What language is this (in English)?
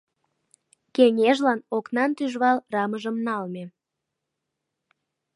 Mari